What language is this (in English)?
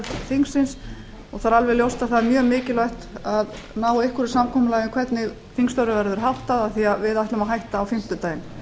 Icelandic